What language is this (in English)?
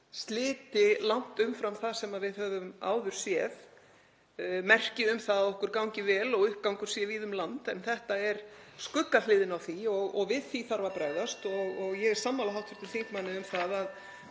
Icelandic